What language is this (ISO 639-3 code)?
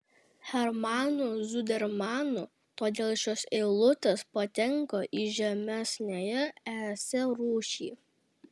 lit